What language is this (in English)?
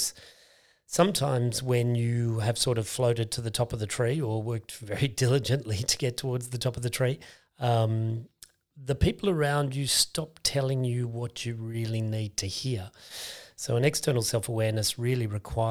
English